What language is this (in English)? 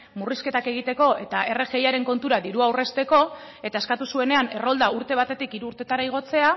Basque